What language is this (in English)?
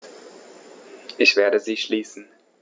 German